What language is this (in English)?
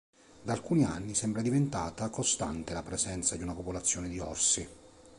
Italian